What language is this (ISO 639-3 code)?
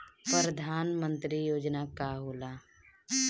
bho